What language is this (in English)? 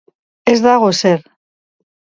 Basque